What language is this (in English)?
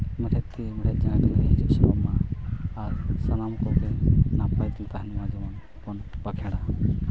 Santali